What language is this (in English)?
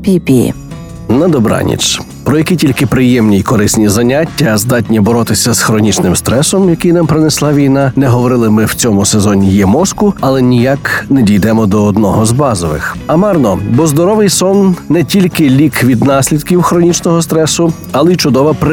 Ukrainian